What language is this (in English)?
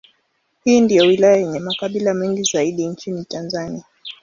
Swahili